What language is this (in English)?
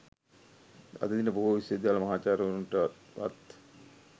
Sinhala